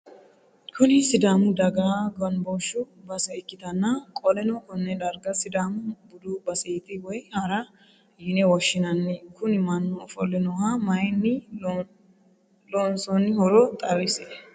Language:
Sidamo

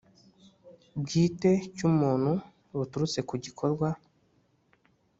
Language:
Kinyarwanda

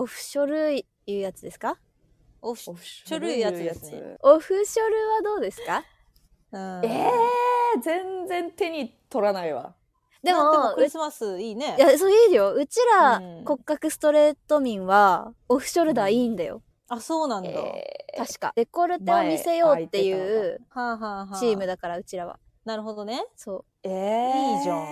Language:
Japanese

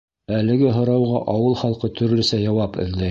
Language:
Bashkir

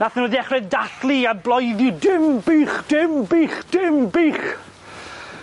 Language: Welsh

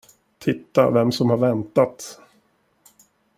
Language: Swedish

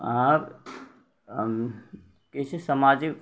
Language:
Maithili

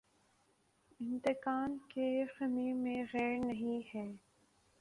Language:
Urdu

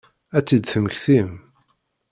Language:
Kabyle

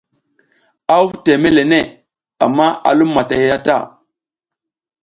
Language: South Giziga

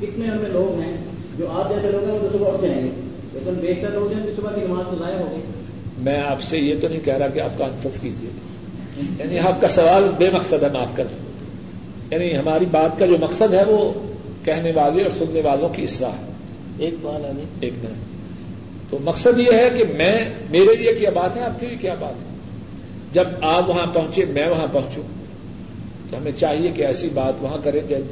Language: Urdu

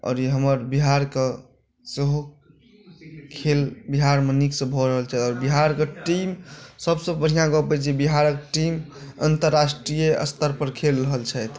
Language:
Maithili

